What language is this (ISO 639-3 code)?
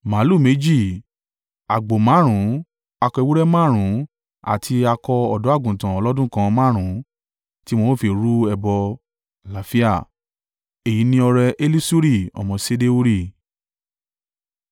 yor